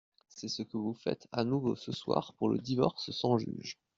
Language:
French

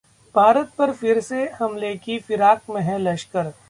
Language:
Hindi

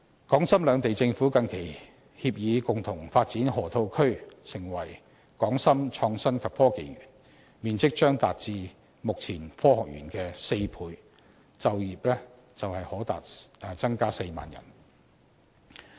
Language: Cantonese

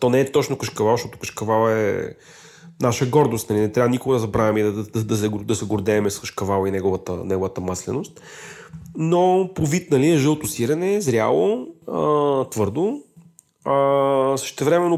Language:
Bulgarian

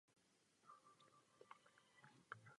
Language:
Czech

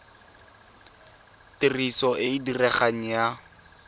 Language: Tswana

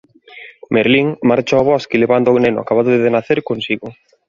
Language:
Galician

